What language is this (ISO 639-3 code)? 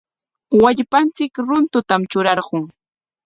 qwa